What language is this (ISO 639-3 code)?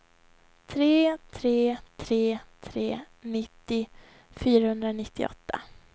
swe